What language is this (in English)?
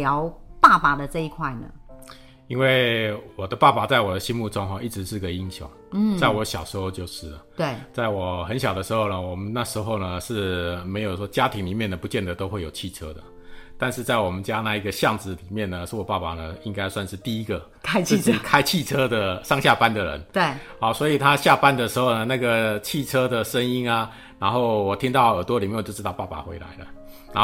Chinese